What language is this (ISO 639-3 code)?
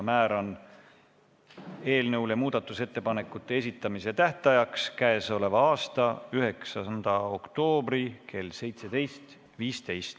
est